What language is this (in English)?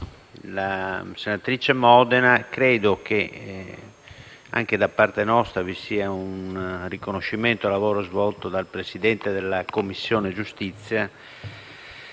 Italian